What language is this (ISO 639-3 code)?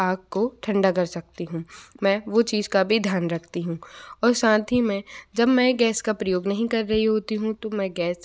hin